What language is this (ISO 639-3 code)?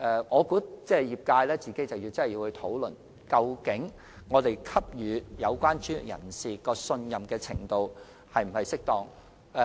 yue